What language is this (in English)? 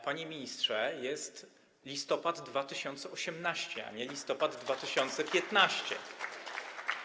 Polish